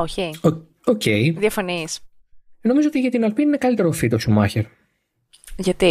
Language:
Greek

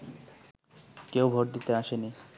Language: Bangla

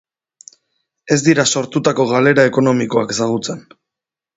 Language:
Basque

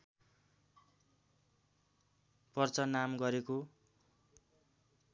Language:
Nepali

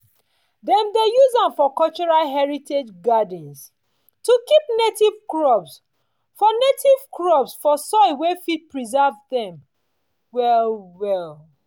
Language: Nigerian Pidgin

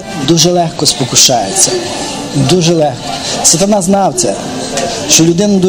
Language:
Ukrainian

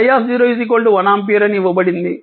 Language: Telugu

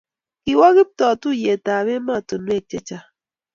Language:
Kalenjin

